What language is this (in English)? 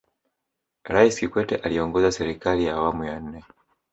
Swahili